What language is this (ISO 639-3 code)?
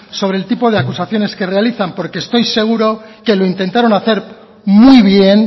spa